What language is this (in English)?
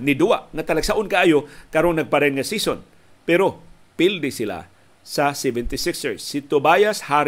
Filipino